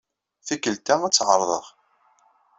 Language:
Kabyle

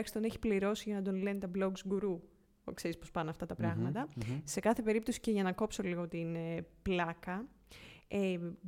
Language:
Greek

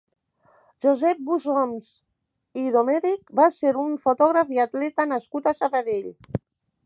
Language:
Catalan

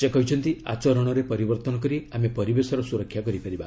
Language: Odia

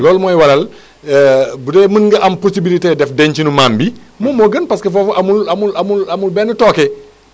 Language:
Wolof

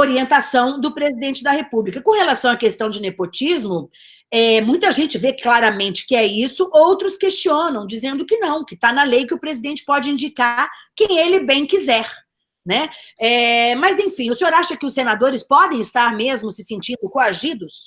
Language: Portuguese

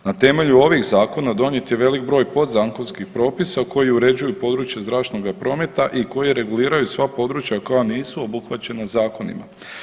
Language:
Croatian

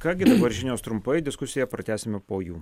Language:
Lithuanian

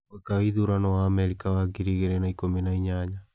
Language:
Kikuyu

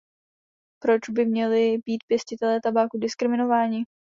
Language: Czech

